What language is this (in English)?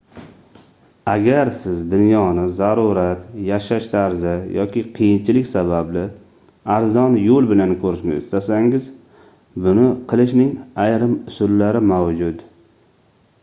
Uzbek